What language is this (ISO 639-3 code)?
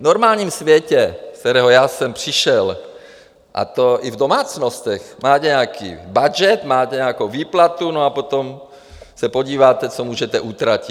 ces